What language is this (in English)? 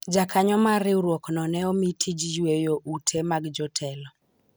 Luo (Kenya and Tanzania)